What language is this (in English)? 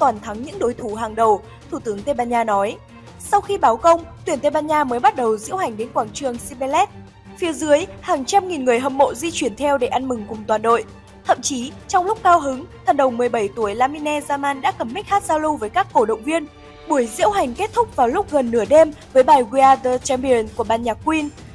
Vietnamese